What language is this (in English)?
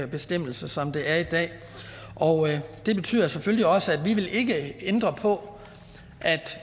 Danish